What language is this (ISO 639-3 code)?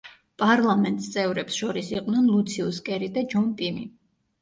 kat